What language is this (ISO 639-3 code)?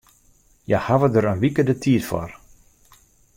fry